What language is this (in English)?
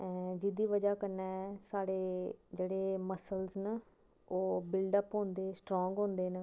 Dogri